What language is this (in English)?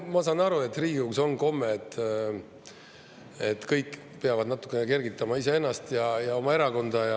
Estonian